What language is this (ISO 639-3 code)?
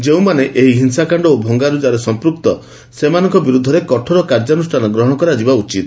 ori